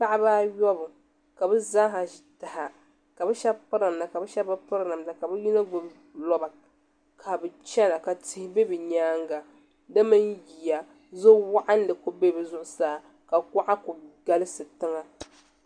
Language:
Dagbani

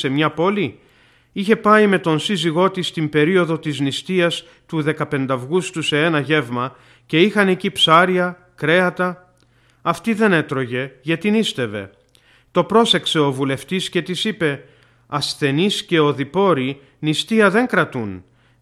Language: Greek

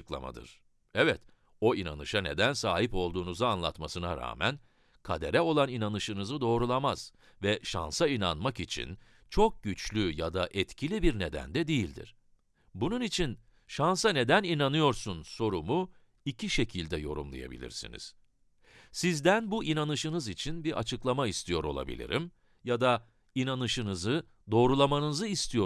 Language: Turkish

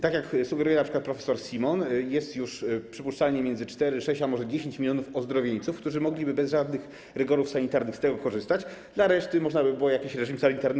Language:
Polish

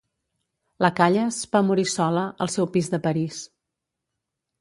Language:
Catalan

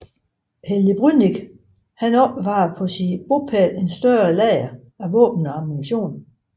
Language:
Danish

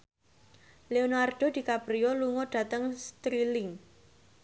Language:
Javanese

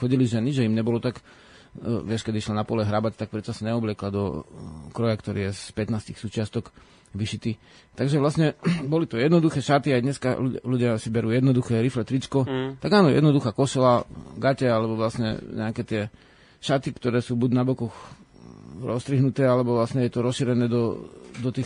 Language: Slovak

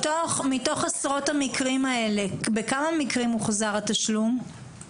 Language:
Hebrew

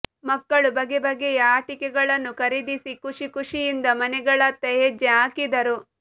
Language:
Kannada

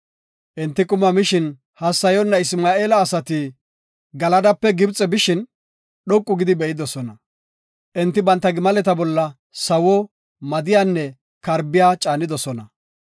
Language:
Gofa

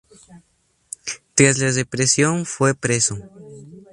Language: Spanish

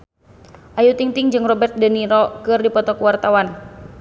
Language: Sundanese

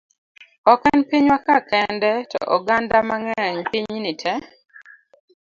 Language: Luo (Kenya and Tanzania)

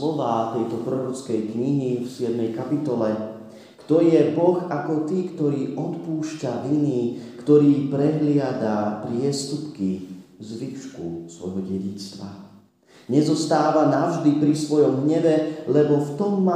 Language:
Slovak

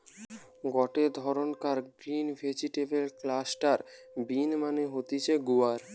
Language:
Bangla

